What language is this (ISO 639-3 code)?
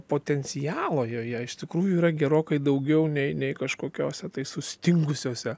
lit